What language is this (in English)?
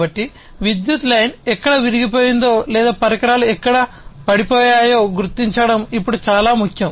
Telugu